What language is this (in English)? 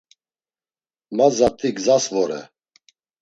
Laz